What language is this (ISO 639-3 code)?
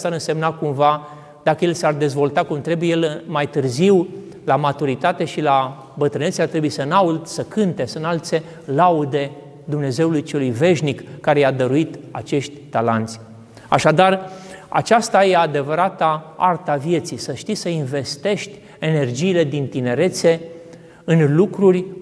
ron